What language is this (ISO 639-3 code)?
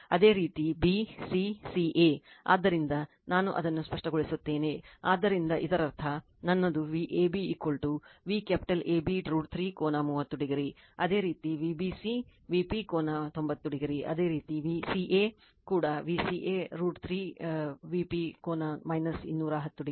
kan